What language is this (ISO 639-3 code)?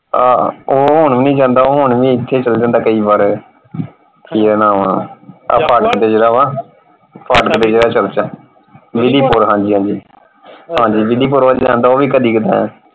pan